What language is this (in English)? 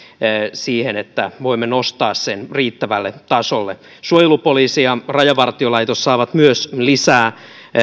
Finnish